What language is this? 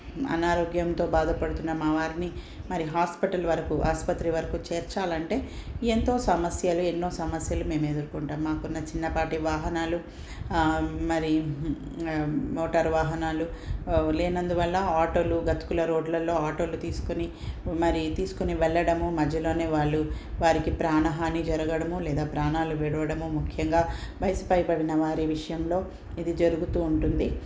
Telugu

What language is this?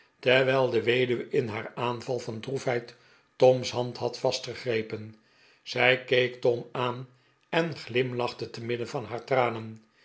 Dutch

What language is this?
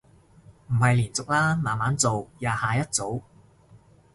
Cantonese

